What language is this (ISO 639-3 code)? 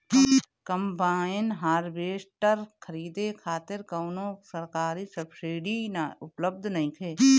bho